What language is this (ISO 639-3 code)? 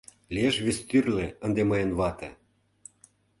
chm